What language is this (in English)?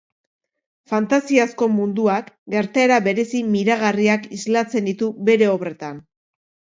Basque